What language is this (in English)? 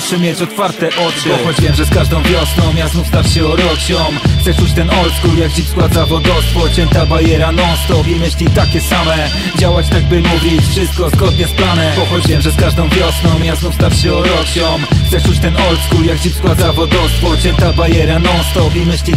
Polish